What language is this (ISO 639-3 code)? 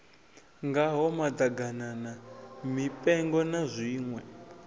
ven